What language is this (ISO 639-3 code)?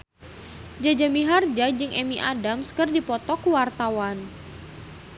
sun